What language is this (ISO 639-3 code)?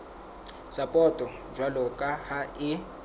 sot